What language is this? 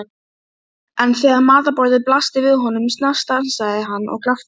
Icelandic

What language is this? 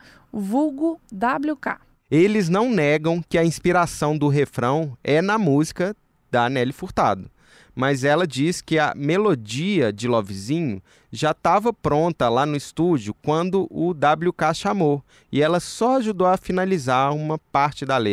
Portuguese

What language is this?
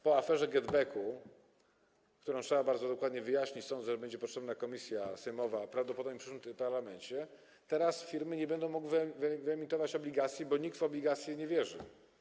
Polish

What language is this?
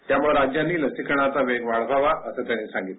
Marathi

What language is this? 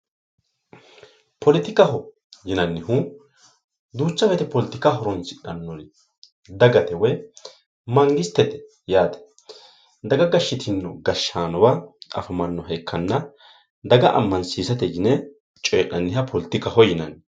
Sidamo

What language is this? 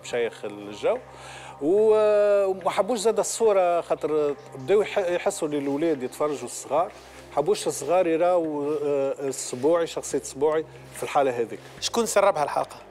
Arabic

